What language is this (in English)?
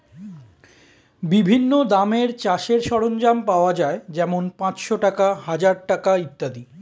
Bangla